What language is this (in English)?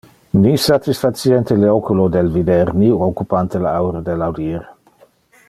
Interlingua